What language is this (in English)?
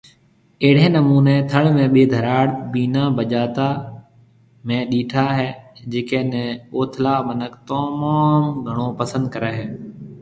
Marwari (Pakistan)